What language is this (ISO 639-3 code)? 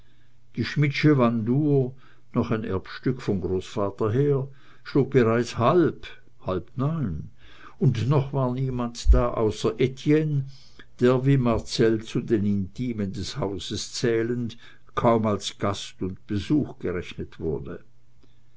deu